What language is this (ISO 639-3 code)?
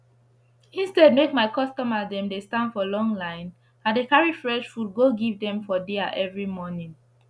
pcm